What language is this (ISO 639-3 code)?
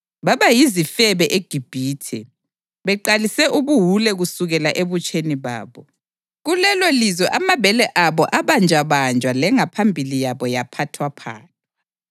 nde